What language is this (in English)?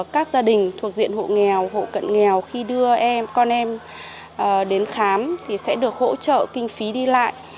Vietnamese